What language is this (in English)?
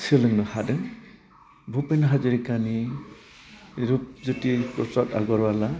Bodo